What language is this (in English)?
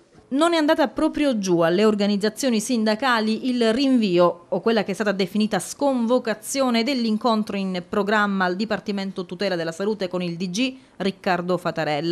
Italian